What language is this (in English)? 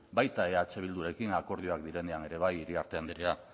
Basque